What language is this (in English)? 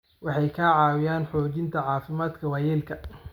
Somali